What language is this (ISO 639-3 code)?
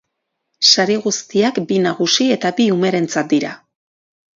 eus